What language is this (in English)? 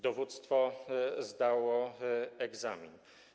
Polish